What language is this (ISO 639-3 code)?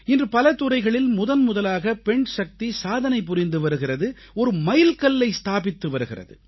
tam